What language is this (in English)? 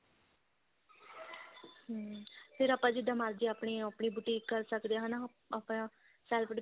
Punjabi